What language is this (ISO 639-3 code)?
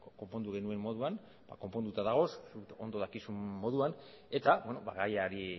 eus